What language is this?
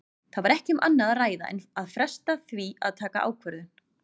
Icelandic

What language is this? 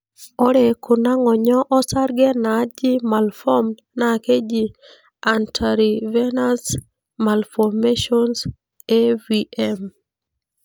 Masai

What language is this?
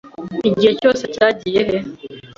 Kinyarwanda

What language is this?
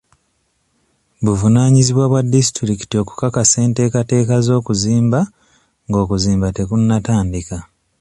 Ganda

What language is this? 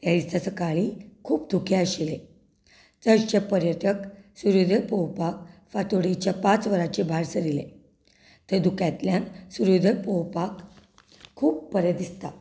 Konkani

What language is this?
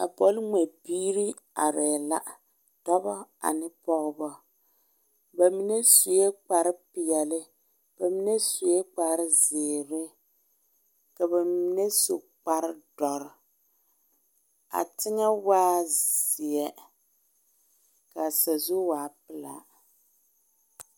Southern Dagaare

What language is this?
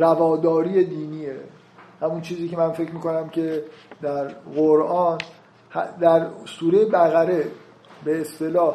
Persian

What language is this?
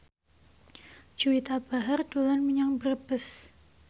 Javanese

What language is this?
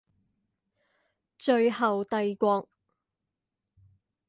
Chinese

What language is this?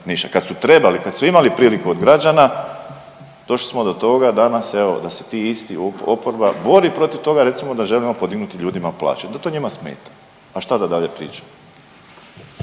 Croatian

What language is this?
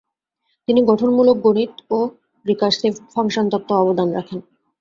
Bangla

